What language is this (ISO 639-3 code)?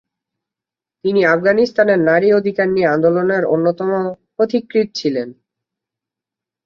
ben